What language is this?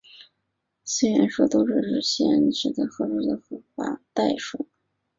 Chinese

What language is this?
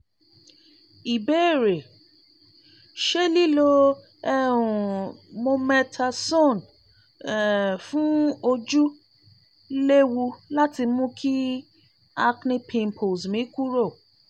Yoruba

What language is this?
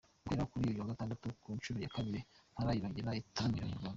Kinyarwanda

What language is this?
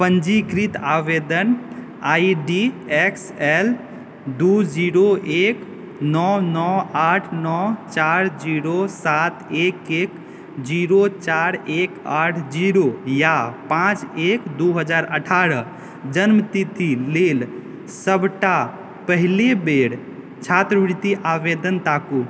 Maithili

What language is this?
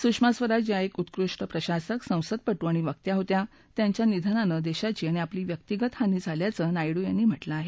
Marathi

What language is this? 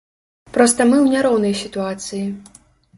Belarusian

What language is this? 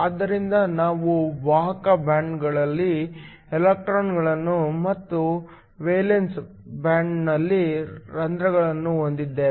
Kannada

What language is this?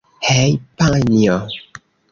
Esperanto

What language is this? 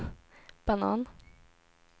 Swedish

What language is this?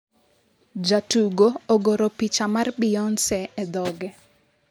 Luo (Kenya and Tanzania)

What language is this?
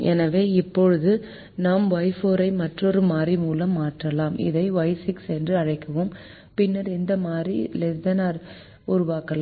Tamil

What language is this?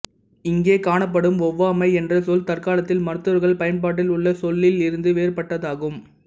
Tamil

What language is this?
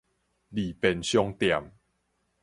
Min Nan Chinese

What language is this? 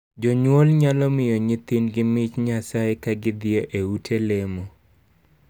Luo (Kenya and Tanzania)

